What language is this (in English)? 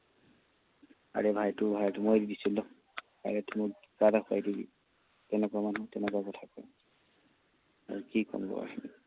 Assamese